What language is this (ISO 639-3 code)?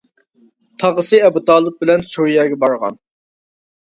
uig